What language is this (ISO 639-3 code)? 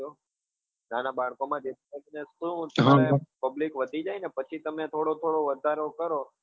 guj